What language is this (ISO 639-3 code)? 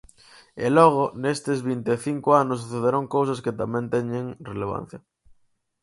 glg